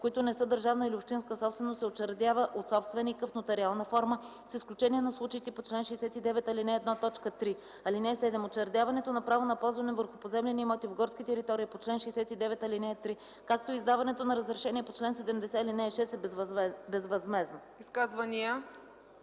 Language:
Bulgarian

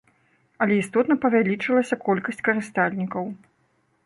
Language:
Belarusian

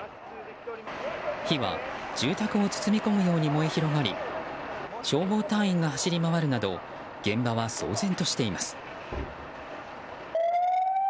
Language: Japanese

